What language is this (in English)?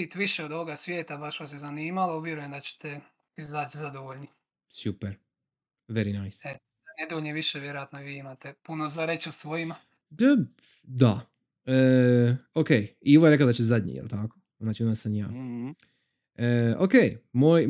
Croatian